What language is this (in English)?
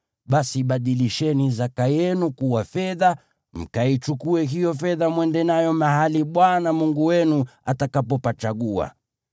Swahili